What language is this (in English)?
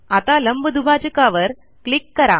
Marathi